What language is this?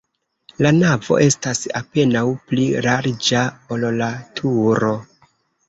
Esperanto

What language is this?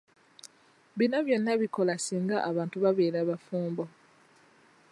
Ganda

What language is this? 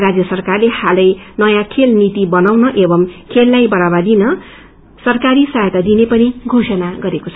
Nepali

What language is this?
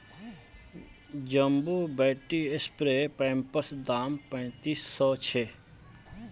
Magahi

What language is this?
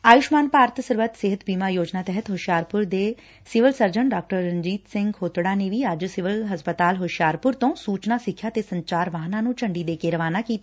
Punjabi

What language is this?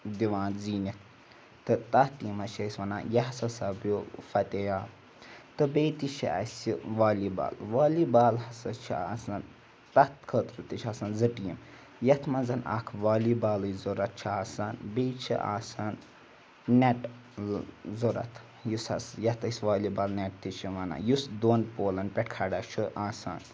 Kashmiri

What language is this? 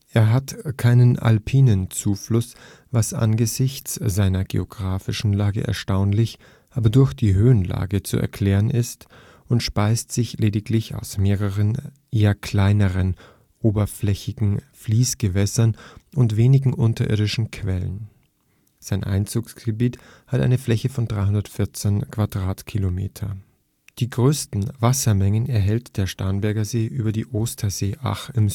German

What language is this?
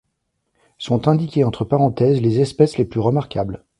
French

